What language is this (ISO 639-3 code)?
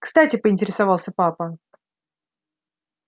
rus